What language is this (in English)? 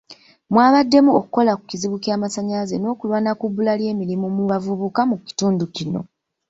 Ganda